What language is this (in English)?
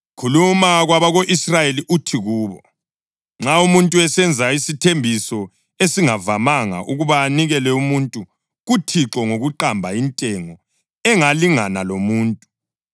North Ndebele